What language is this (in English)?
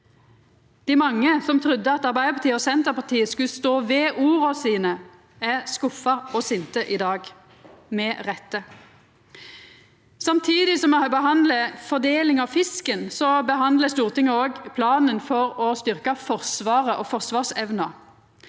Norwegian